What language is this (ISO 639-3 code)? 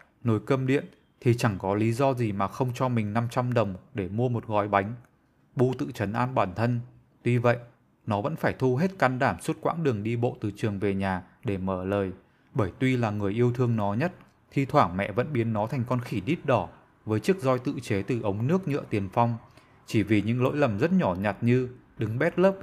vie